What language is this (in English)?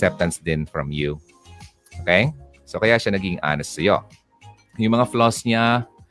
Filipino